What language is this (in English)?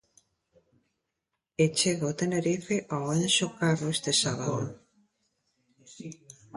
Galician